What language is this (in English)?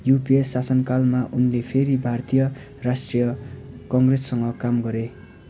Nepali